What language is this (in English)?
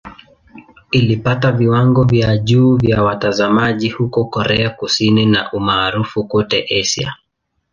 Swahili